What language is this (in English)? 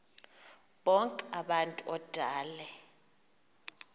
Xhosa